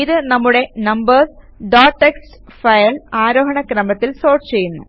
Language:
Malayalam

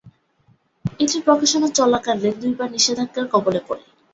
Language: Bangla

